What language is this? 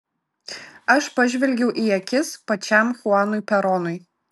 Lithuanian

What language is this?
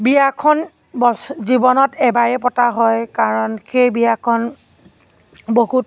Assamese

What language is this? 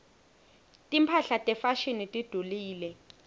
Swati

